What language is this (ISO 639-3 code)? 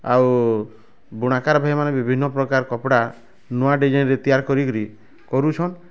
ori